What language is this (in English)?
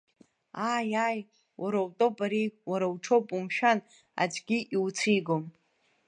Abkhazian